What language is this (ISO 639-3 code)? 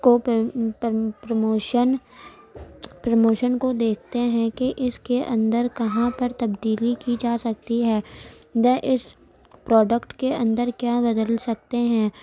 urd